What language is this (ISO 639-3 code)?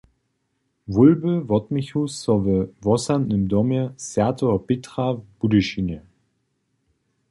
hsb